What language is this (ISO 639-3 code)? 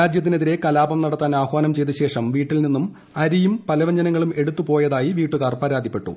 mal